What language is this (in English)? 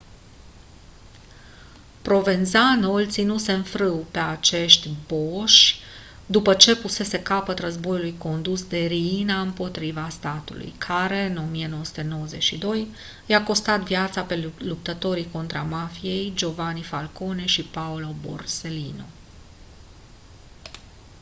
Romanian